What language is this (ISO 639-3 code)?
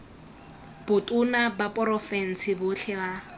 tsn